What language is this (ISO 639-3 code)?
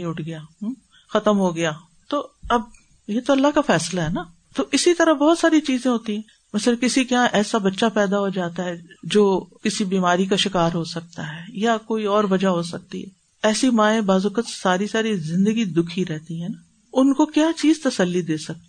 urd